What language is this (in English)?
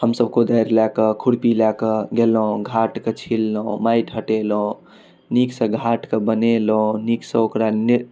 Maithili